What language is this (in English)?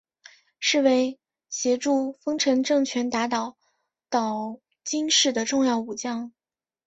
Chinese